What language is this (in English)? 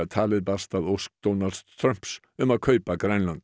Icelandic